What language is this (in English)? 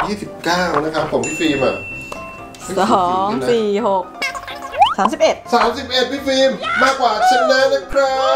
Thai